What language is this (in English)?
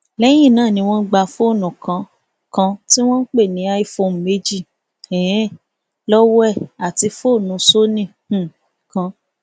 Yoruba